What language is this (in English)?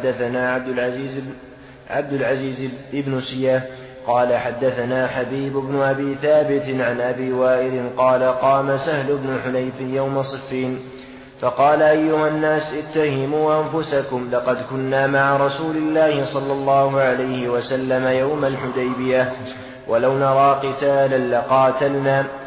Arabic